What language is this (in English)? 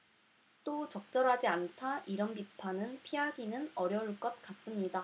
Korean